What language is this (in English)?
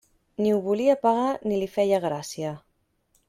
Catalan